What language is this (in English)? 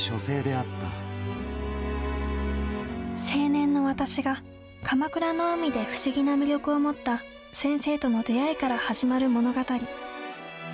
Japanese